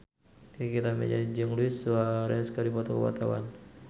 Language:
Sundanese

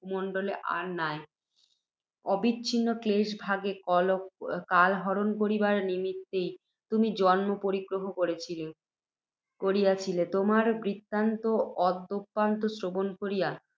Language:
Bangla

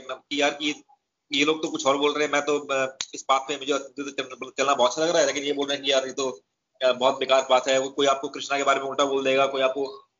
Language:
Hindi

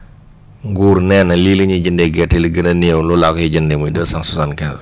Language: Wolof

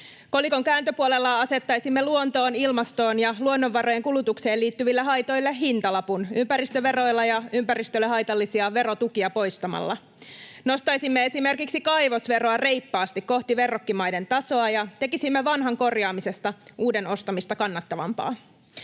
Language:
Finnish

